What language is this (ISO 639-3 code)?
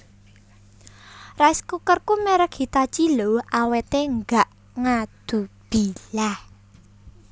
jav